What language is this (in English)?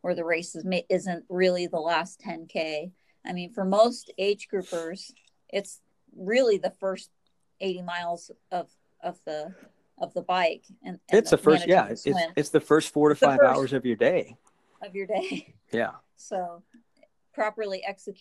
English